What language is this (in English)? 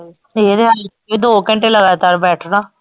Punjabi